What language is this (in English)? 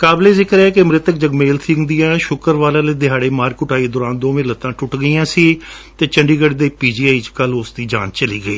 Punjabi